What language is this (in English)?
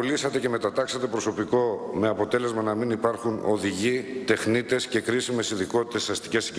Greek